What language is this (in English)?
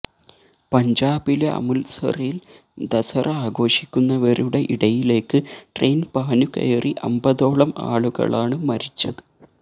Malayalam